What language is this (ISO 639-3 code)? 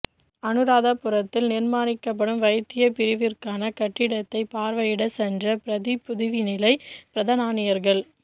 tam